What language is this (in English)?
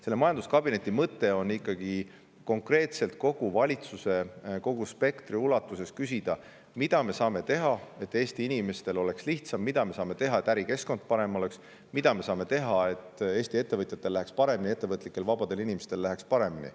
Estonian